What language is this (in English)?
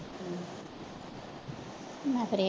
Punjabi